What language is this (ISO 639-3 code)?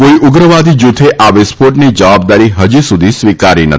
guj